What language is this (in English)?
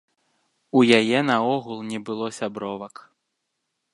Belarusian